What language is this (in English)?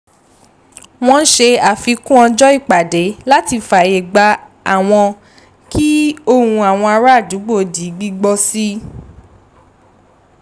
Yoruba